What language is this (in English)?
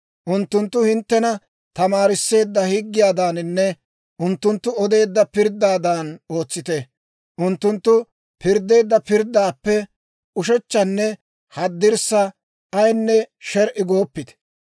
Dawro